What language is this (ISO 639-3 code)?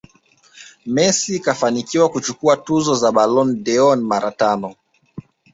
swa